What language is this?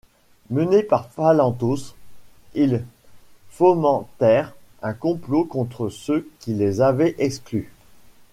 French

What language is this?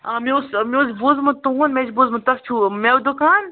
Kashmiri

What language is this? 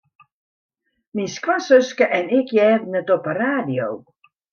Western Frisian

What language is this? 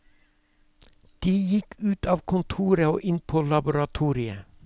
Norwegian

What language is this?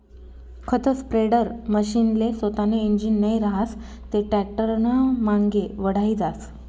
Marathi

